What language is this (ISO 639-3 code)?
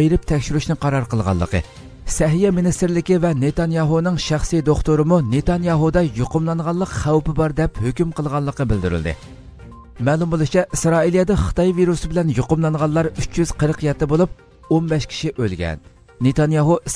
tur